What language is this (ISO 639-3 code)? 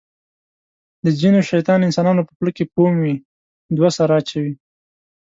pus